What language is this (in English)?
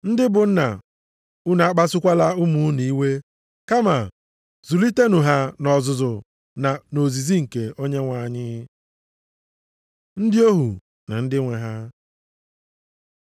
Igbo